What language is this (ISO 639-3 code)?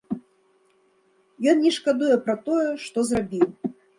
bel